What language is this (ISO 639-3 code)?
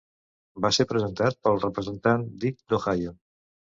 cat